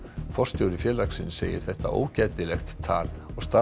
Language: Icelandic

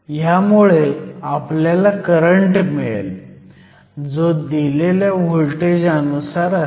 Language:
Marathi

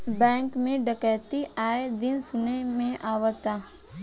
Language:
Bhojpuri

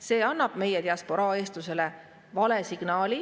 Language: Estonian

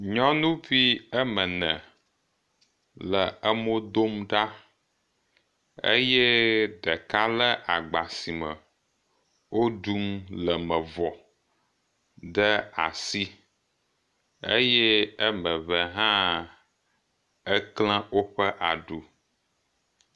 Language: Ewe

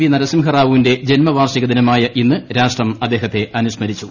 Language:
Malayalam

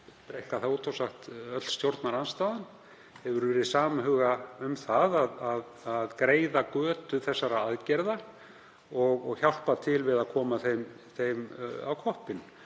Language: Icelandic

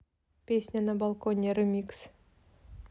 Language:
Russian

